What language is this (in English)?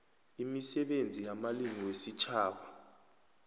South Ndebele